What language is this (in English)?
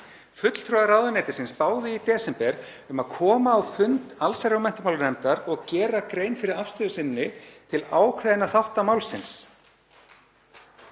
Icelandic